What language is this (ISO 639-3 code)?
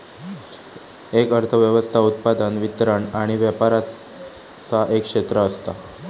mar